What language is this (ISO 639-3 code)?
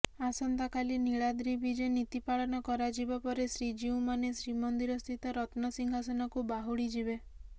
ori